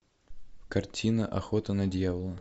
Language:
Russian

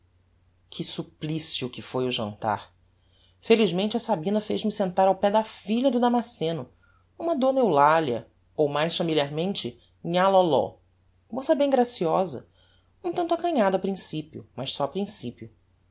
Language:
Portuguese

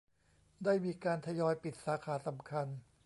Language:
Thai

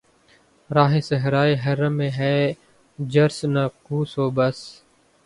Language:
Urdu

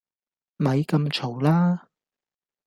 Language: Cantonese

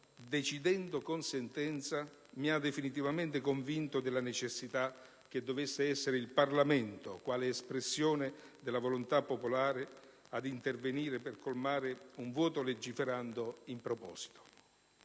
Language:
Italian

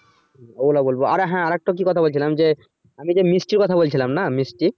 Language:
Bangla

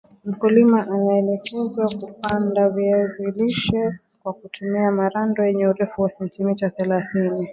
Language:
Swahili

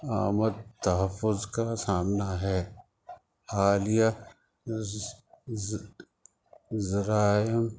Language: Urdu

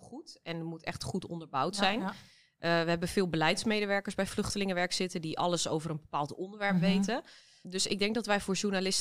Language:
Dutch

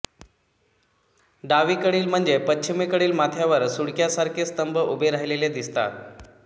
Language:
Marathi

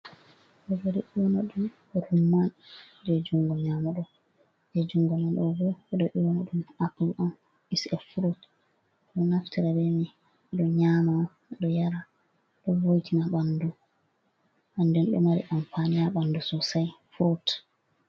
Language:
Fula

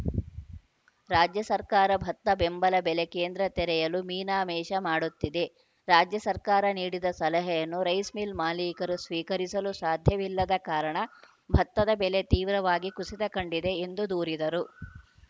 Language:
Kannada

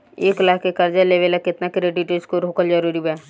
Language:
Bhojpuri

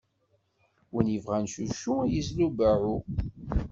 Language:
Kabyle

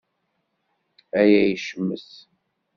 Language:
Kabyle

